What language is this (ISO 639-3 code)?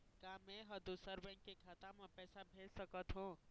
hne